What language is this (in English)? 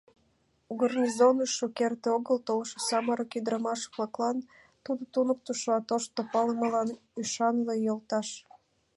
Mari